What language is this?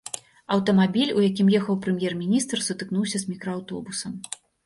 Belarusian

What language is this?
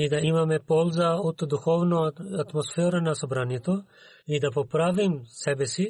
Bulgarian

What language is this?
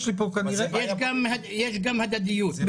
Hebrew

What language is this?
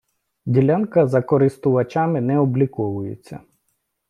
Ukrainian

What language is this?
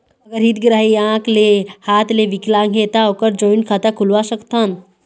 Chhattisgarhi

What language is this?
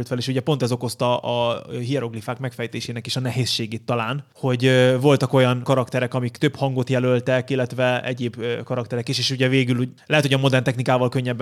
Hungarian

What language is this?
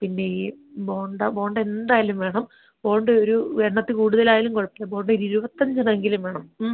Malayalam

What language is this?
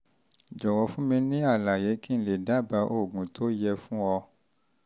Yoruba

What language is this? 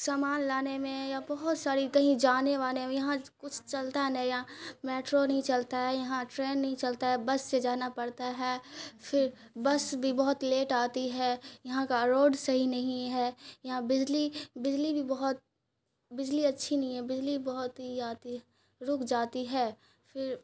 Urdu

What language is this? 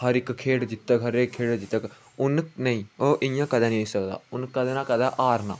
Dogri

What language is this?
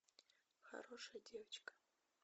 Russian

